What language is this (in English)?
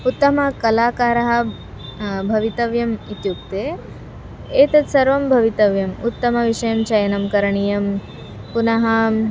Sanskrit